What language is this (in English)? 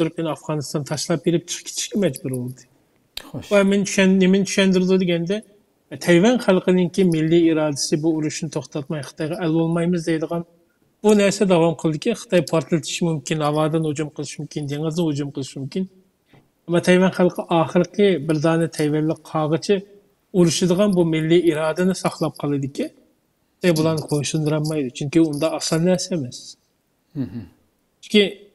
Turkish